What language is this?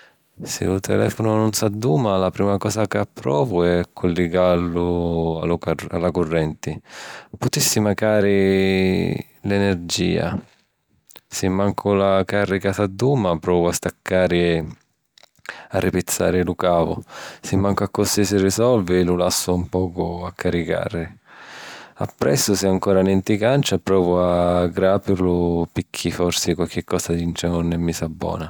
Sicilian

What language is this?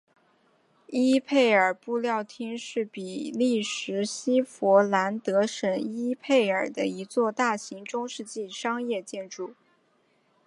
Chinese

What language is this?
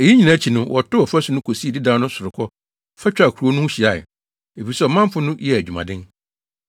Akan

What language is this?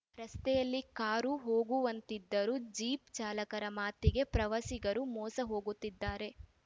Kannada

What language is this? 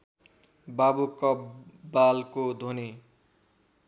Nepali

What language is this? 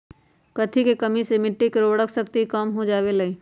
Magahi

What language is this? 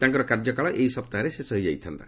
Odia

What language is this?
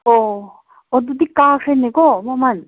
Manipuri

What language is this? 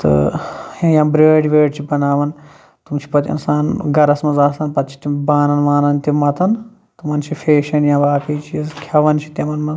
Kashmiri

